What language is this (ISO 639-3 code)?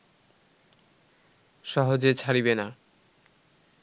ben